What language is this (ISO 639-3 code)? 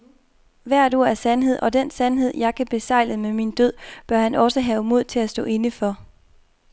dan